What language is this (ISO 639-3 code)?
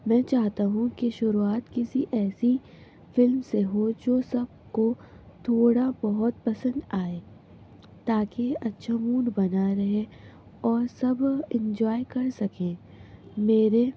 urd